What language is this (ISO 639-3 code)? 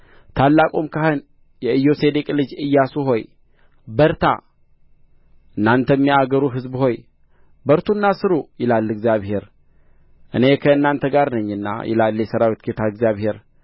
amh